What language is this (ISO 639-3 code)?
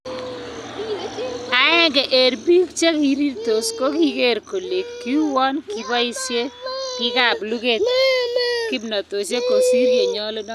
kln